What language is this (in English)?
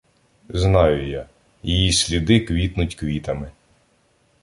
Ukrainian